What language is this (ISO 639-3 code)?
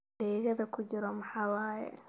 som